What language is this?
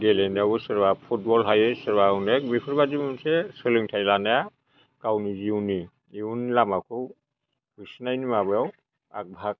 Bodo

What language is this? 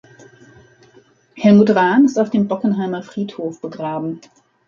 German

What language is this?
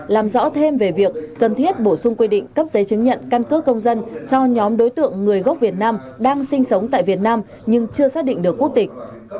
Vietnamese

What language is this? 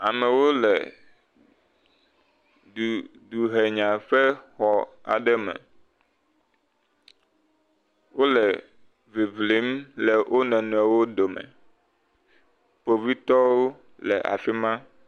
Ewe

